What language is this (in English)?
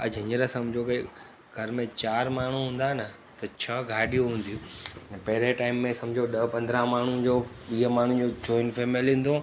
Sindhi